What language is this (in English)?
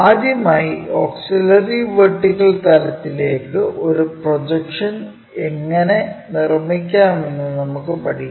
Malayalam